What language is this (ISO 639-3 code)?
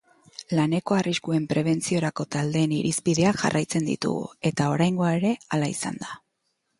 eus